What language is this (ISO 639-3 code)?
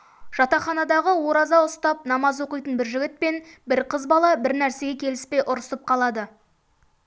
kaz